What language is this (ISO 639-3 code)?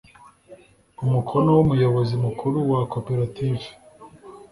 kin